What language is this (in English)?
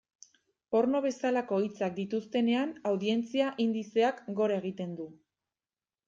Basque